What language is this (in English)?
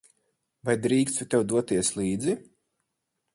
Latvian